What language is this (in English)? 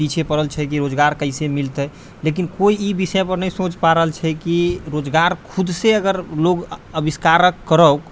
Maithili